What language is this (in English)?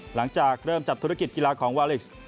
Thai